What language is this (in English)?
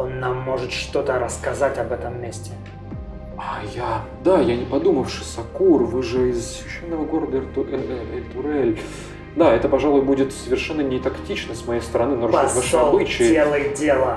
Russian